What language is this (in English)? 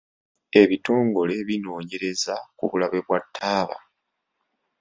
Ganda